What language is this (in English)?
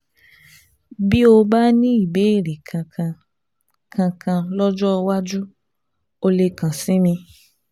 Yoruba